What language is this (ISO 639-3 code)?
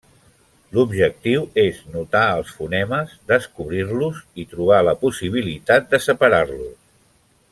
cat